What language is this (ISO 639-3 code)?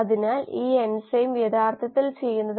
mal